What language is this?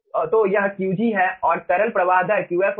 Hindi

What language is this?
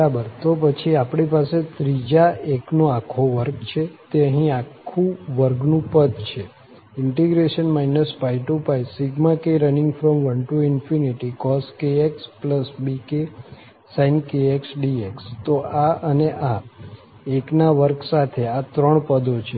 Gujarati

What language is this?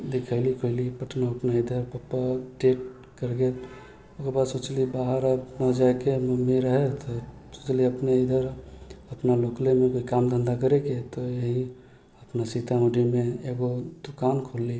Maithili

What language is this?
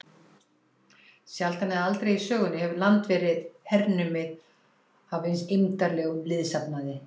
Icelandic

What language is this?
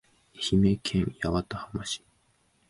Japanese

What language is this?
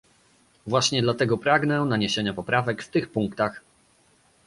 Polish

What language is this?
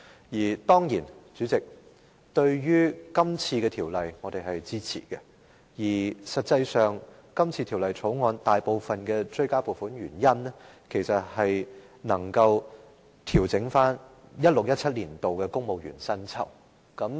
Cantonese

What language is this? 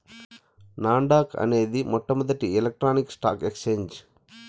Telugu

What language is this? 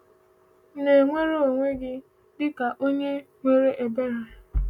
Igbo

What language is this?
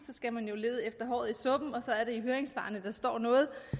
Danish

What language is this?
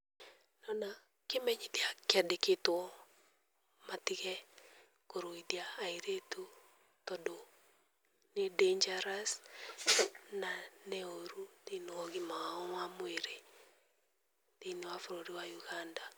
Kikuyu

